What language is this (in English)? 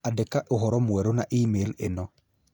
Kikuyu